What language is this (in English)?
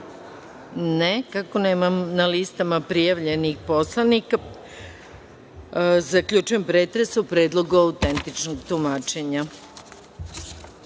Serbian